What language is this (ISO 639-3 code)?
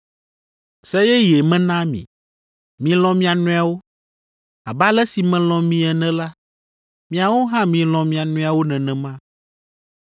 ewe